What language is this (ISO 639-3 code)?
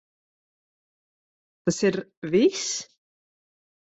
lav